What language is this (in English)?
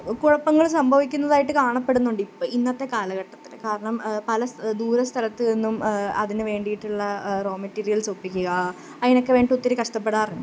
Malayalam